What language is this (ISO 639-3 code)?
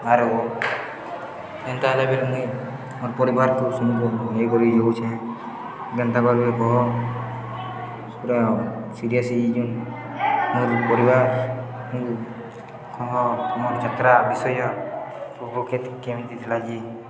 ori